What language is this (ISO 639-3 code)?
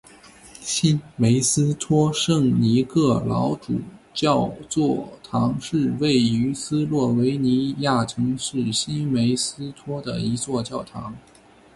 zho